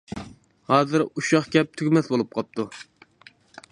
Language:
Uyghur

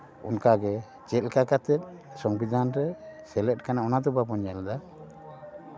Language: Santali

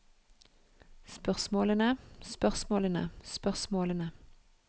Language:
Norwegian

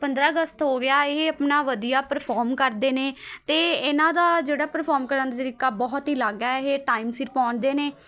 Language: Punjabi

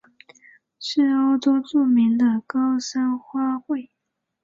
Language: Chinese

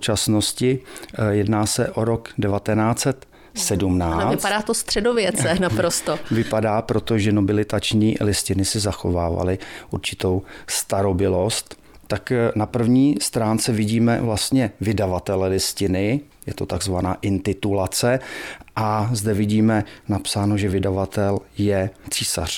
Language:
Czech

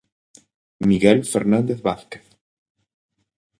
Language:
Galician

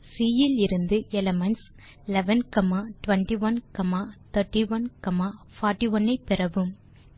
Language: Tamil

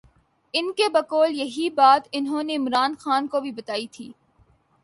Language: Urdu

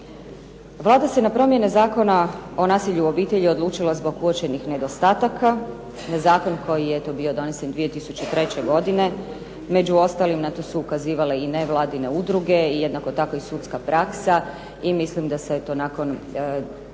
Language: Croatian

